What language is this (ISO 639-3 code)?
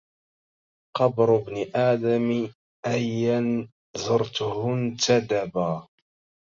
ara